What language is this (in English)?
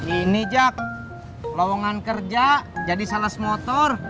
Indonesian